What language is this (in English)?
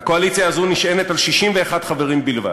Hebrew